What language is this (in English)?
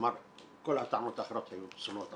Hebrew